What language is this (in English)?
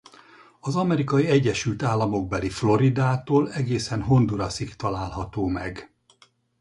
Hungarian